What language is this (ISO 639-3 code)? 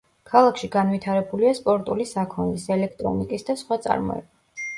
kat